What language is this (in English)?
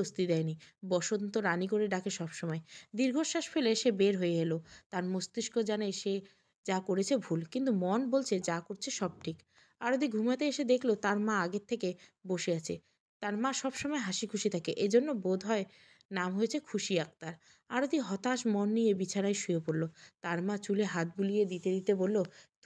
Bangla